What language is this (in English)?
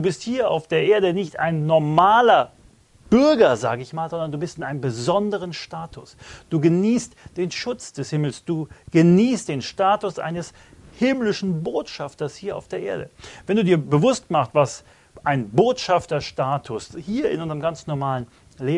German